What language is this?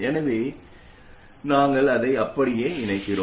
Tamil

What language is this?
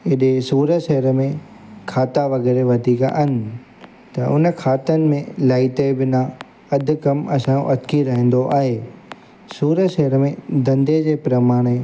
Sindhi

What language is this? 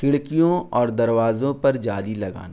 Urdu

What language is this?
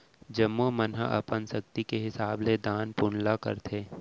Chhattisgarhi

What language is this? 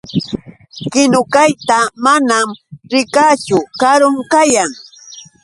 Yauyos Quechua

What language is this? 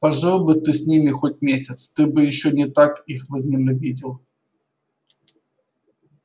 Russian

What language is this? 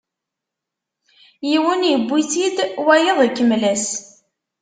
Kabyle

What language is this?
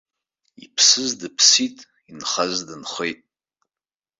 Abkhazian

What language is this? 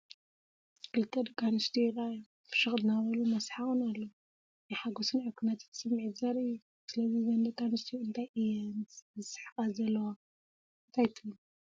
Tigrinya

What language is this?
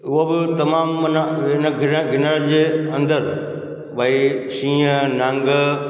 Sindhi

